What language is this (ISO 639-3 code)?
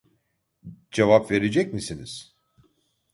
tur